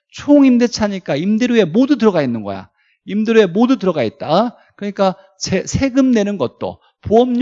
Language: Korean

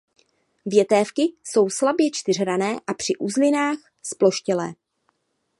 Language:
Czech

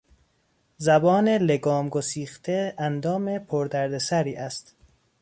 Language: Persian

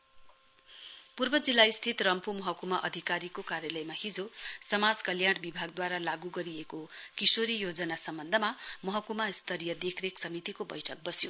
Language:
Nepali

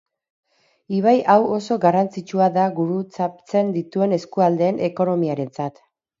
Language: Basque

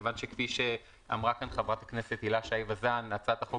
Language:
Hebrew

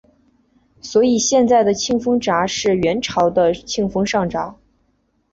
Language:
Chinese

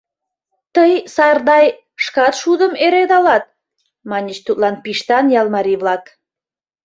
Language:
Mari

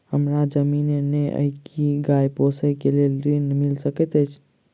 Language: Maithili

